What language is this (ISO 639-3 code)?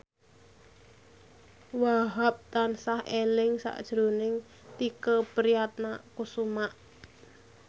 jav